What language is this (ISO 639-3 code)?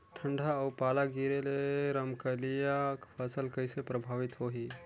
hne